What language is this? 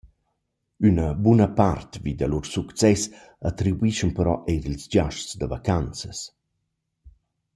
Romansh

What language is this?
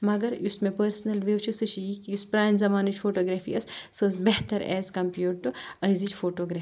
Kashmiri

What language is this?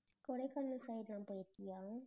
Tamil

